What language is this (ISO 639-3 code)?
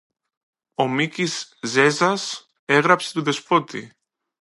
ell